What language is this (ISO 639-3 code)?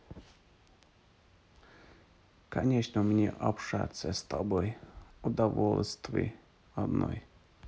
rus